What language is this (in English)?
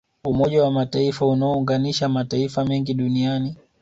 Swahili